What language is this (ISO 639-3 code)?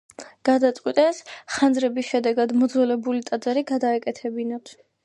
kat